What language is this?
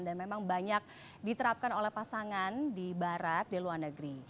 Indonesian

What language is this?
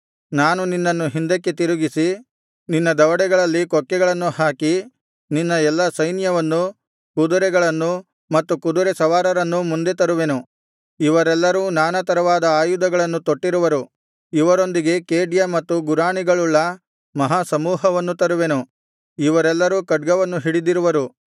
Kannada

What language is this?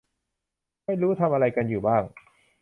Thai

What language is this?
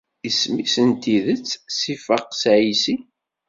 Kabyle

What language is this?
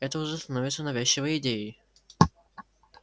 Russian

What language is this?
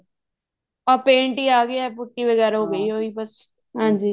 Punjabi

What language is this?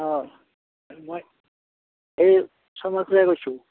Assamese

